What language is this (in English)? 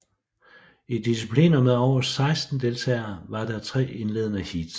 Danish